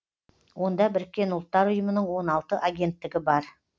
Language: Kazakh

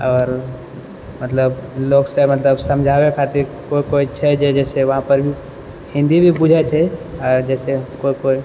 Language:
Maithili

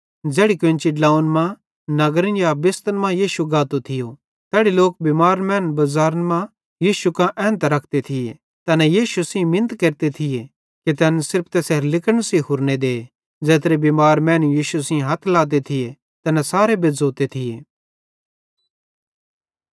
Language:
Bhadrawahi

